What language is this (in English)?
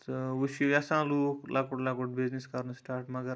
Kashmiri